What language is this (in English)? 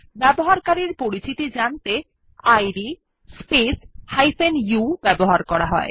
Bangla